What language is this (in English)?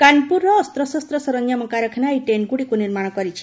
Odia